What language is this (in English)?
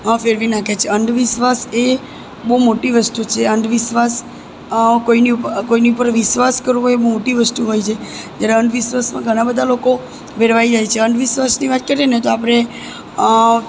Gujarati